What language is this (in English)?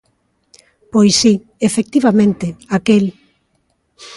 Galician